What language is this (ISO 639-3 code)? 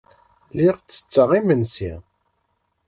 kab